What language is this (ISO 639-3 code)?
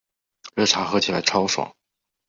zho